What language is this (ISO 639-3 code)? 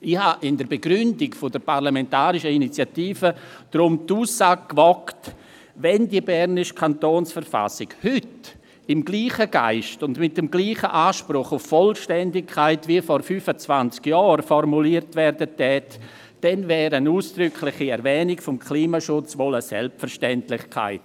gsw